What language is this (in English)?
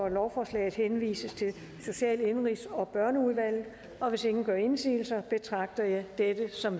Danish